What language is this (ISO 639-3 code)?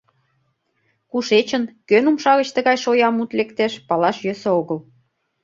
chm